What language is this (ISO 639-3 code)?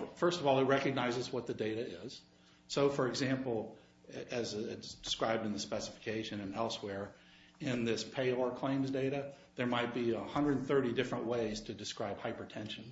eng